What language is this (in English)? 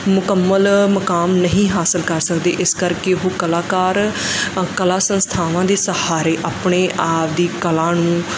Punjabi